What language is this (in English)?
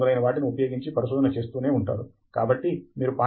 Telugu